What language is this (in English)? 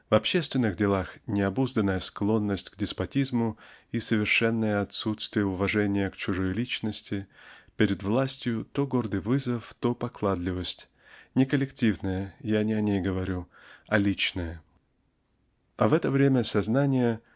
Russian